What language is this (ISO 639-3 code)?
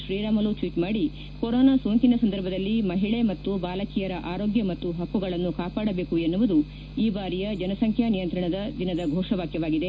kan